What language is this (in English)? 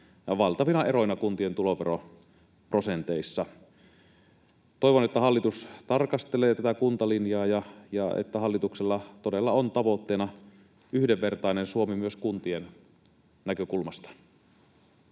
Finnish